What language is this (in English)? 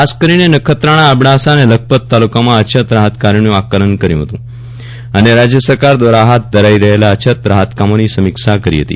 Gujarati